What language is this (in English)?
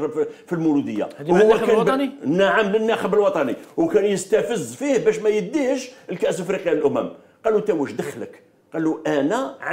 Arabic